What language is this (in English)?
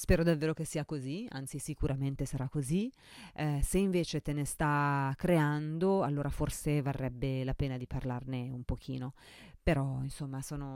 Italian